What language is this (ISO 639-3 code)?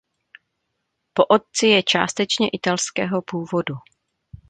ces